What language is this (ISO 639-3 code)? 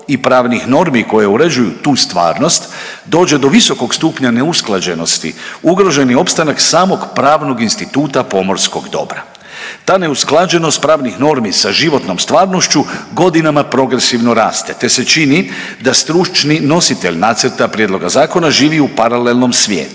hrv